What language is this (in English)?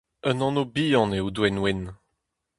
Breton